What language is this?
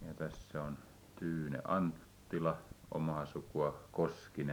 Finnish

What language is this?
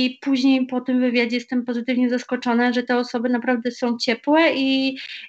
Polish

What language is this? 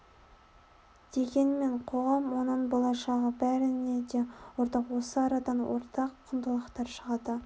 Kazakh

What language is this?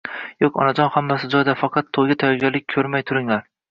Uzbek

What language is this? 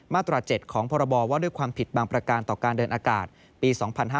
Thai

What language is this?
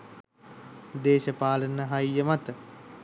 Sinhala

